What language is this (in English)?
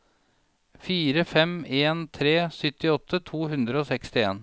Norwegian